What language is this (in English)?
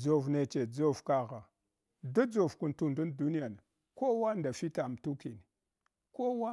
Hwana